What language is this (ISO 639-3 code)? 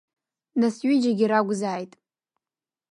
abk